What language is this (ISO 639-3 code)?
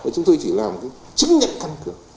vie